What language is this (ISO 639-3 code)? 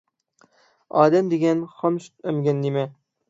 uig